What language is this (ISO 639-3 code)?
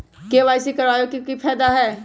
mag